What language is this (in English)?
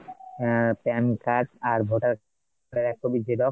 Bangla